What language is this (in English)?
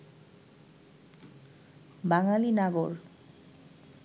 Bangla